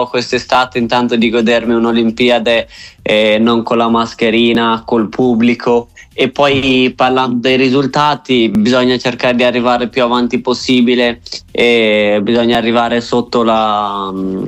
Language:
Italian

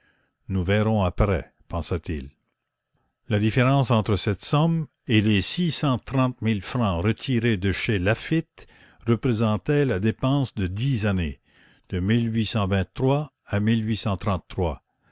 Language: French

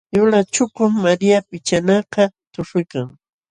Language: Jauja Wanca Quechua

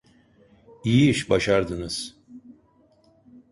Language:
Turkish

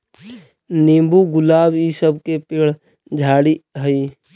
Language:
Magahi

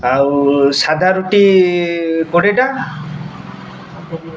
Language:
Odia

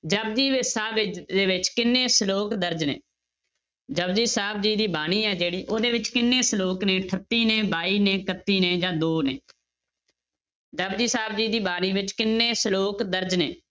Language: Punjabi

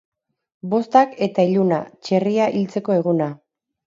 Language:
Basque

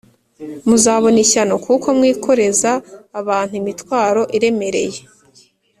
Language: Kinyarwanda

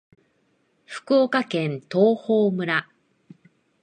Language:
Japanese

